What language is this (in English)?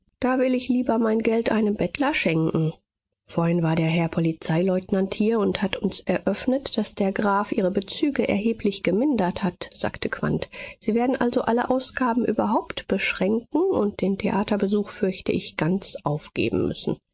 German